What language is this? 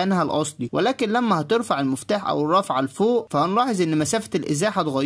Arabic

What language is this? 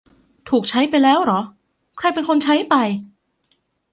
Thai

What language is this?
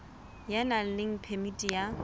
Southern Sotho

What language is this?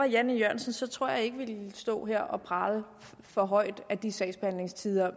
Danish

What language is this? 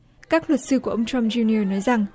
Vietnamese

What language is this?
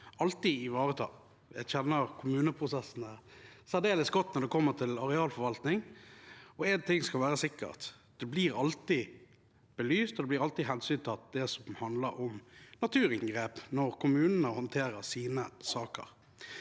Norwegian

